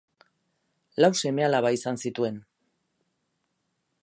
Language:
Basque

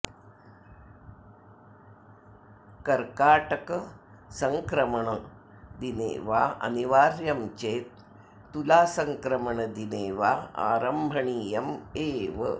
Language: Sanskrit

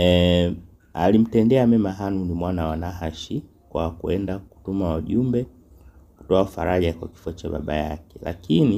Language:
Swahili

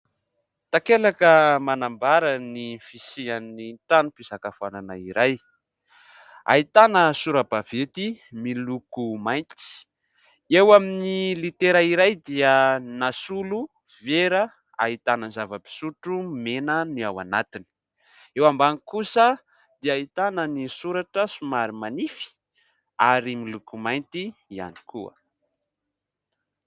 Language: Malagasy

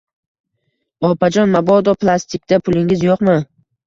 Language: Uzbek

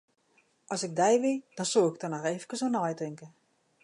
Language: Western Frisian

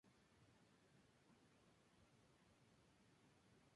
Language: Spanish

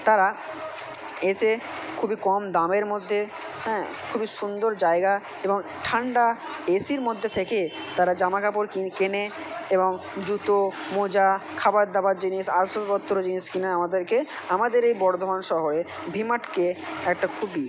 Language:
Bangla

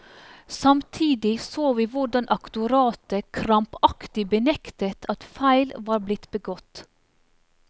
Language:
Norwegian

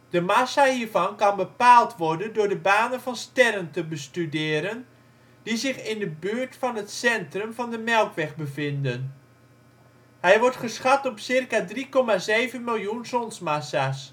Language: Dutch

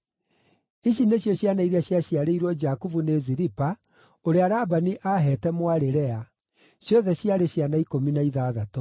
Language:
Kikuyu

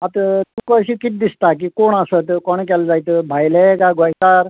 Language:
Konkani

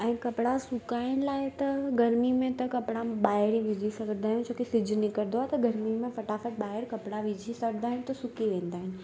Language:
Sindhi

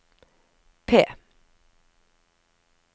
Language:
Norwegian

